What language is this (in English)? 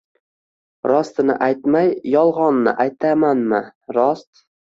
Uzbek